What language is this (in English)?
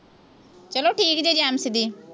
Punjabi